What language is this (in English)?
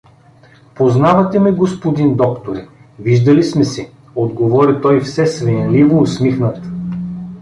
Bulgarian